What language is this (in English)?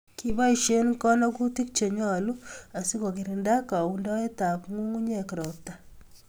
Kalenjin